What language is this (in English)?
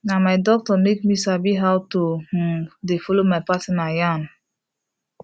Nigerian Pidgin